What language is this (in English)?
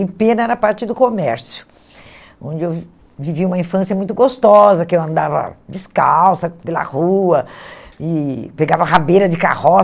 Portuguese